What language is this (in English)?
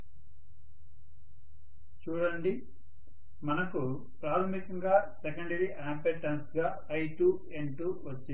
Telugu